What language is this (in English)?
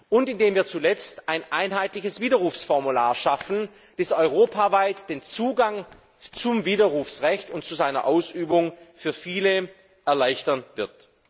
German